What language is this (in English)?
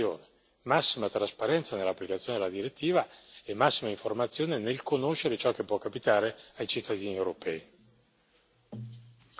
Italian